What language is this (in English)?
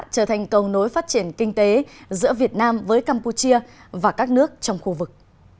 Vietnamese